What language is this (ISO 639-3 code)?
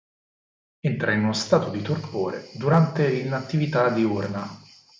ita